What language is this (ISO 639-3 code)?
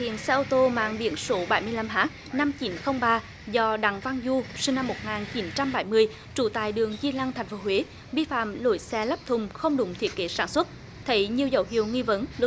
vie